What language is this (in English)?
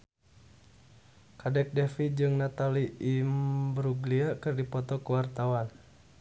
Sundanese